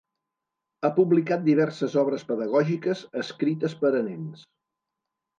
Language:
Catalan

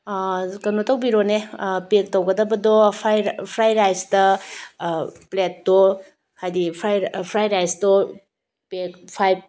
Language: Manipuri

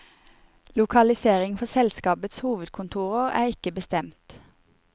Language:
Norwegian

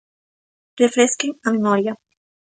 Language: Galician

